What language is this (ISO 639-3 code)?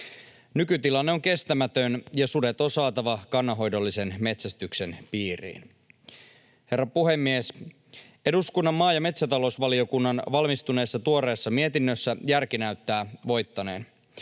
fin